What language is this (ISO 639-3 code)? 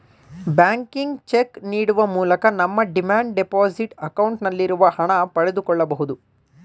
kan